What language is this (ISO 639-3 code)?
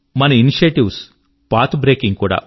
tel